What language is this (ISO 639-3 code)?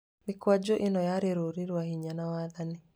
kik